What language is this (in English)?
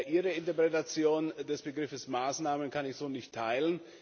German